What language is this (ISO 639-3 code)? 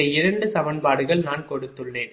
tam